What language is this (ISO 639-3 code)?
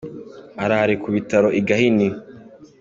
kin